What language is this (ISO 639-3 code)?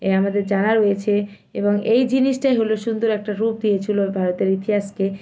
ben